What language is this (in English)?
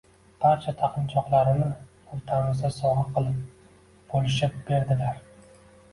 Uzbek